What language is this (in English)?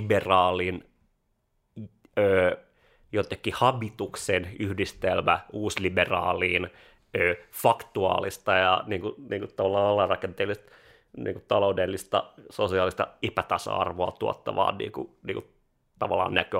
Finnish